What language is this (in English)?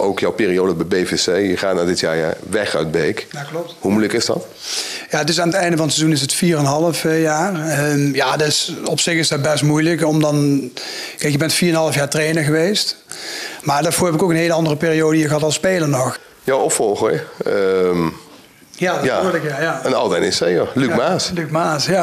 Dutch